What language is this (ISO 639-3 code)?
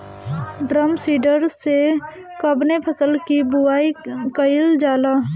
bho